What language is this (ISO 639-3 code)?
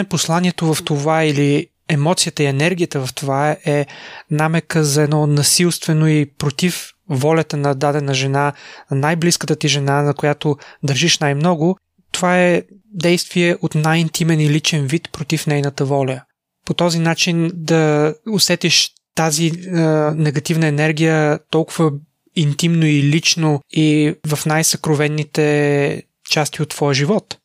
bul